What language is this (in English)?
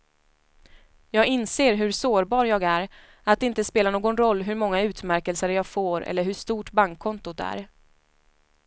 Swedish